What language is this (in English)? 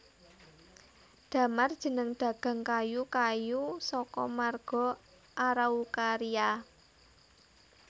Javanese